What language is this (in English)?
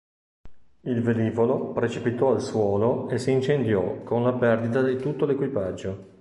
Italian